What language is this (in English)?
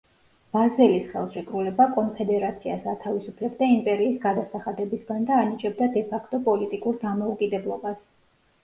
Georgian